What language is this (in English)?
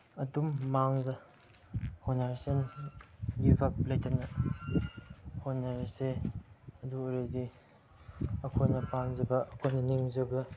Manipuri